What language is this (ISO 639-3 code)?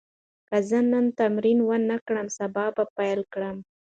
pus